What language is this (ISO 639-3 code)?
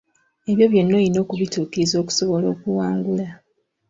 lug